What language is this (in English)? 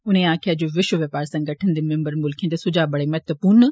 Dogri